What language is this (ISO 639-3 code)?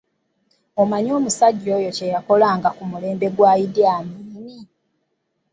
lug